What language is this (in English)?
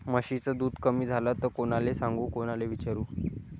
Marathi